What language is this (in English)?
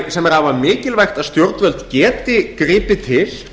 Icelandic